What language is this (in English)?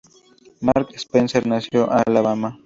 Spanish